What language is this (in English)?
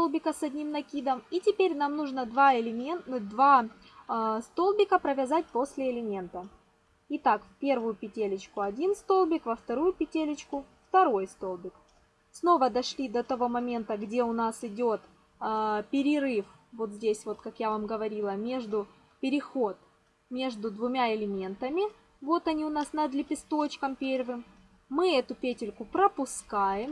Russian